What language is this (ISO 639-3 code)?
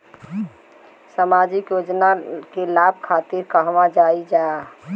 bho